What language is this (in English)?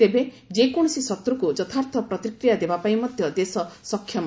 Odia